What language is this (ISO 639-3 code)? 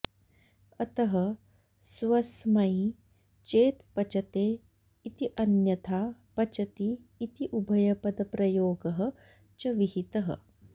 san